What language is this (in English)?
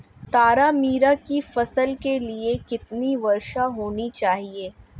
Hindi